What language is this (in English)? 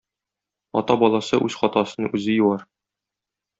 Tatar